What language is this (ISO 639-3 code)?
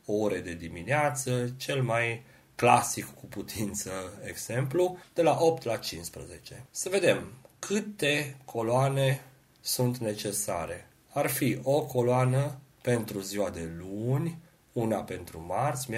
ron